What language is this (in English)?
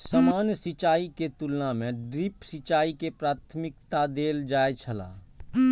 Maithili